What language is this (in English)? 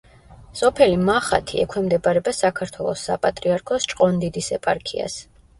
Georgian